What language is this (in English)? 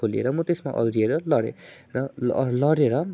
Nepali